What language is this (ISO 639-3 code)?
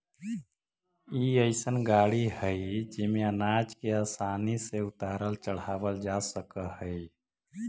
mag